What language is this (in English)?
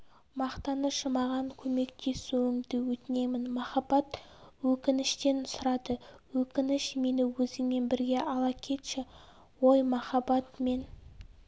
Kazakh